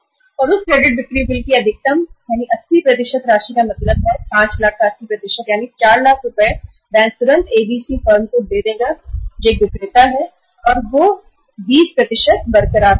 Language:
Hindi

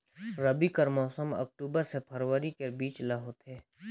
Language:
Chhattisgarhi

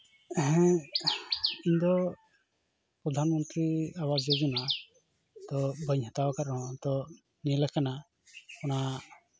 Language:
Santali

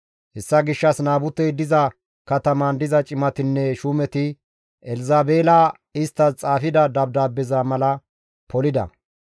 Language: Gamo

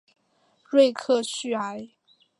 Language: Chinese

